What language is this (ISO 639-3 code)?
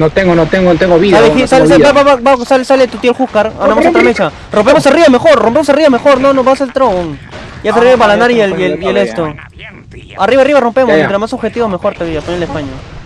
spa